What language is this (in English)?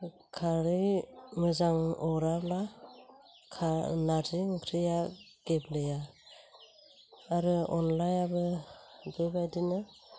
Bodo